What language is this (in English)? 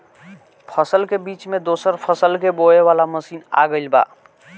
Bhojpuri